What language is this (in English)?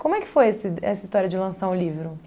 Portuguese